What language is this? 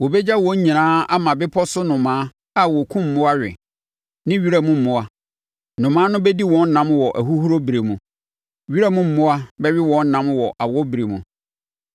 Akan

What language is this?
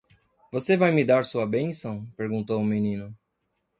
Portuguese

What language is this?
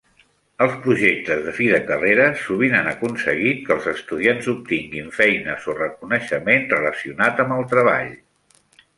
Catalan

